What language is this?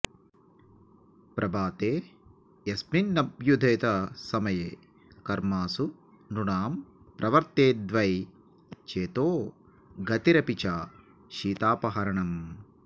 Sanskrit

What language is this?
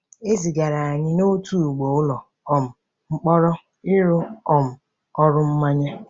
Igbo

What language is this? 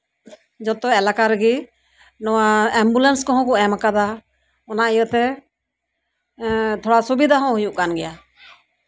Santali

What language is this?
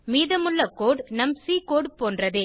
Tamil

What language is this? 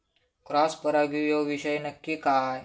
Marathi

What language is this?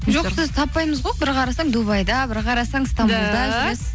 Kazakh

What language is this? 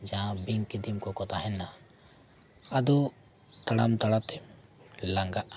Santali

